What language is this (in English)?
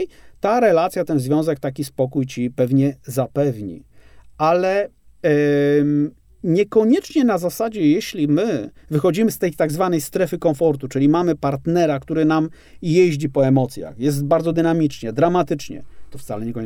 Polish